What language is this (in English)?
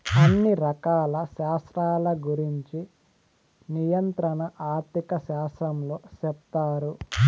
Telugu